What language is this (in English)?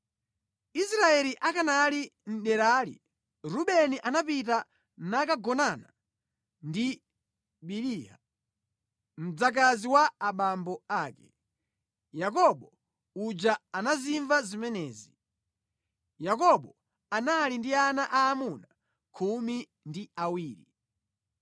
Nyanja